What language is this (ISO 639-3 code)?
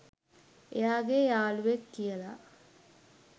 sin